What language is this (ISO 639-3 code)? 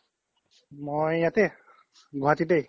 asm